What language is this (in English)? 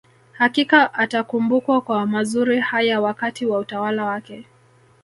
Swahili